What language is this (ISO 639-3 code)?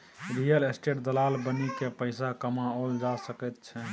mai